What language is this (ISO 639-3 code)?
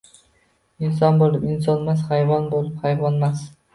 uzb